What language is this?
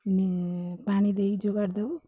Odia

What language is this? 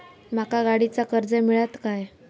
Marathi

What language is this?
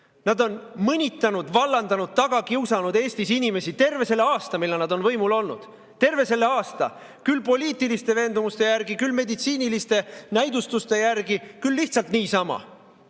Estonian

